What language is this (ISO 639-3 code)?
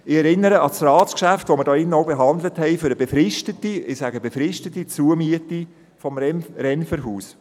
gsw